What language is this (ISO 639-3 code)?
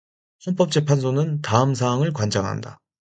kor